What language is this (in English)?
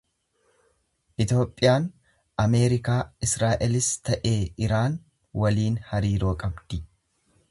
Oromo